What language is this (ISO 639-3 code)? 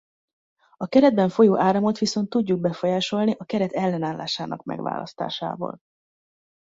hun